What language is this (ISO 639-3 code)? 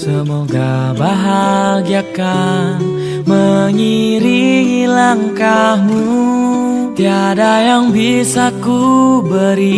ind